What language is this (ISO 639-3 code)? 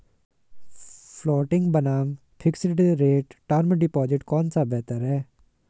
hin